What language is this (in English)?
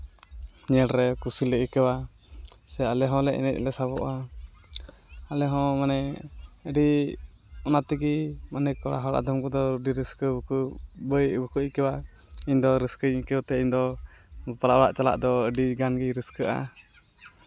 Santali